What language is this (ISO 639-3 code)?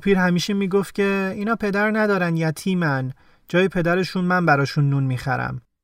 fas